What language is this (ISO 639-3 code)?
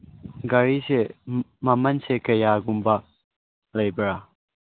mni